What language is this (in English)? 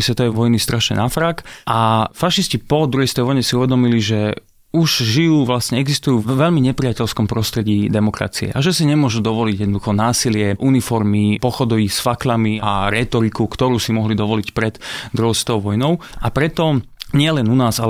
Slovak